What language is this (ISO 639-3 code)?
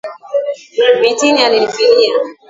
swa